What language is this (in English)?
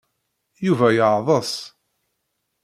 Kabyle